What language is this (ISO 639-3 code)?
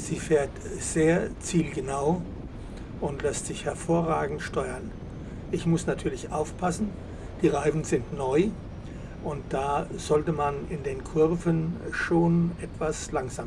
deu